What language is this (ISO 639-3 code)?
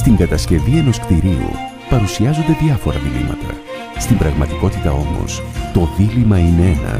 ell